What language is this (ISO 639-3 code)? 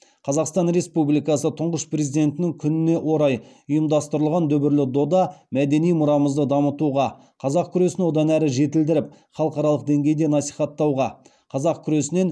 kaz